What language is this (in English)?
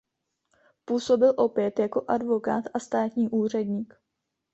Czech